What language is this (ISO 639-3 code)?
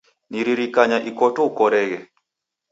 dav